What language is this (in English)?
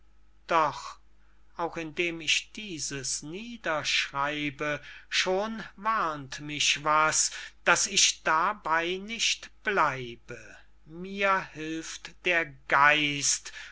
German